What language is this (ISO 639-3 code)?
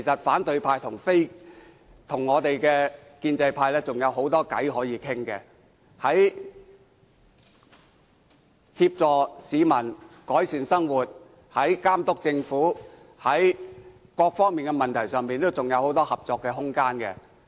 yue